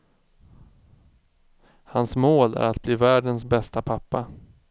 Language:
Swedish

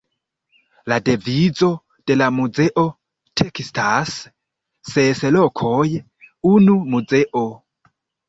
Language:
Esperanto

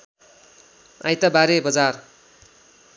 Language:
Nepali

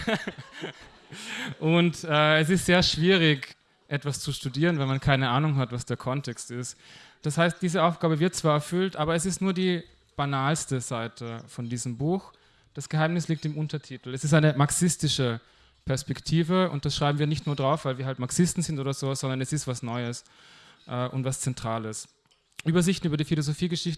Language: German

